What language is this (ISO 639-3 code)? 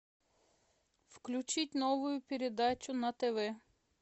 rus